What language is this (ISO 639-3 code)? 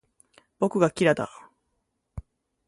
jpn